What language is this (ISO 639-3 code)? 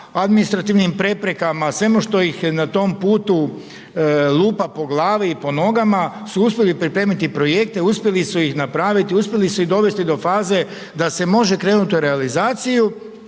hrv